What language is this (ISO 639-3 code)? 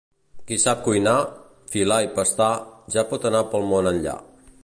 cat